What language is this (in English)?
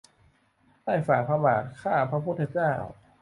Thai